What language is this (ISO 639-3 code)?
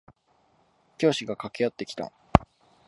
jpn